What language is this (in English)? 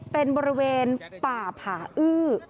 Thai